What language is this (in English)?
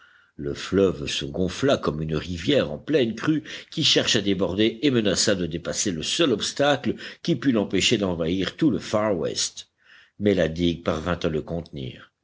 French